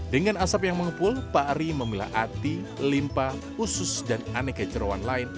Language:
Indonesian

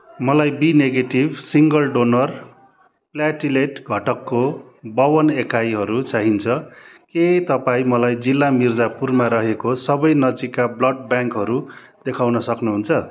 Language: Nepali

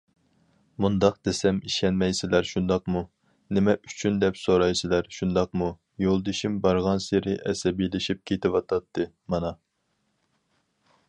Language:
Uyghur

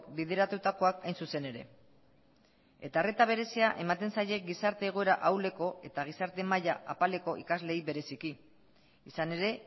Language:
Basque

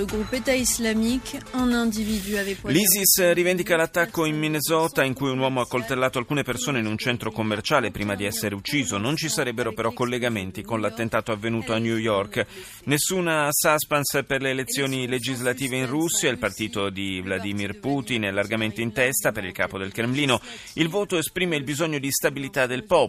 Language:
Italian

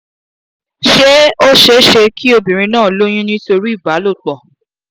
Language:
Yoruba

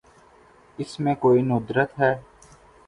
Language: Urdu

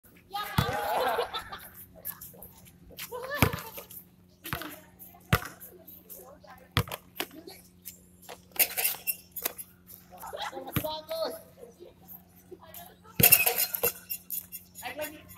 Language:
Arabic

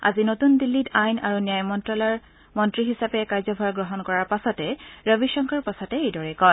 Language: Assamese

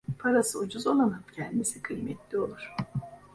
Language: Turkish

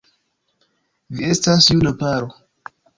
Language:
Esperanto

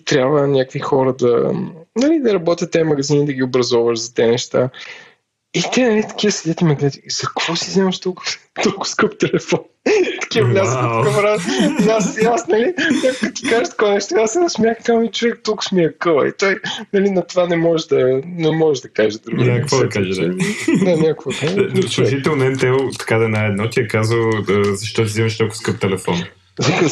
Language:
Bulgarian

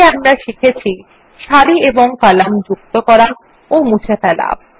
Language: Bangla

